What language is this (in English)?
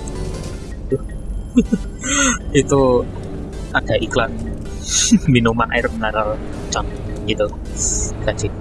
Indonesian